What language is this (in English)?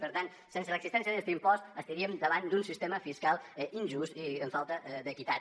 Catalan